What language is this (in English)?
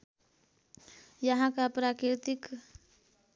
Nepali